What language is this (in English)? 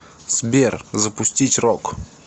Russian